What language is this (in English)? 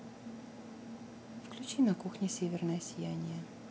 Russian